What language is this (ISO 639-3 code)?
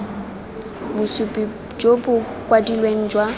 tsn